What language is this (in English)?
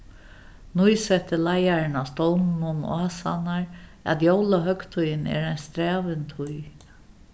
Faroese